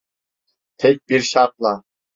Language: Turkish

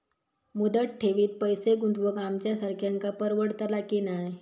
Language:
Marathi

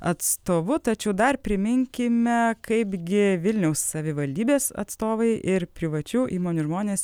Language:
Lithuanian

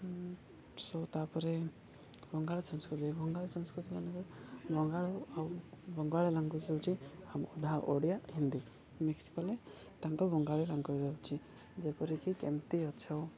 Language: Odia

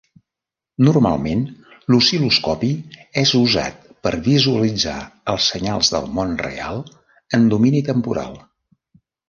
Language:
Catalan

